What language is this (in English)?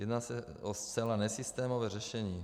Czech